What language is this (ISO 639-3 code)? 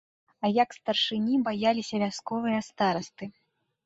bel